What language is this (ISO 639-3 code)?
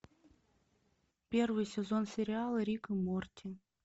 rus